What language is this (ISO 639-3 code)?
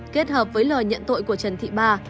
vie